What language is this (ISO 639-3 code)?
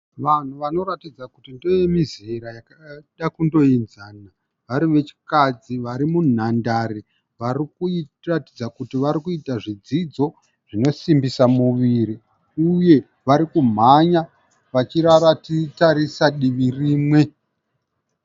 sna